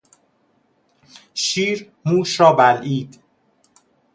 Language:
Persian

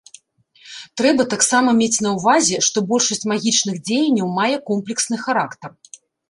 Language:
Belarusian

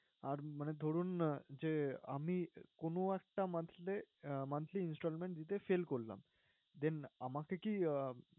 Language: Bangla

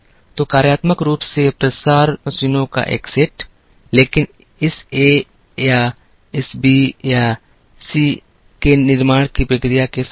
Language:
Hindi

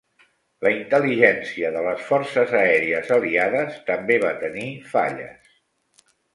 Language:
Catalan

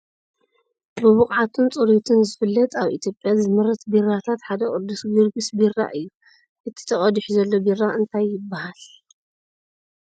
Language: Tigrinya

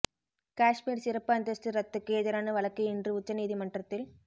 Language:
Tamil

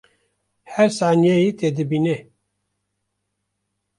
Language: Kurdish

